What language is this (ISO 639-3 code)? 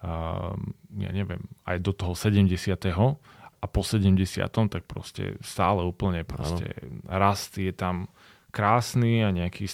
slk